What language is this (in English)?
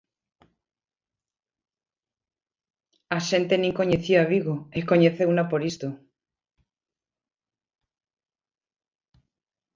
Galician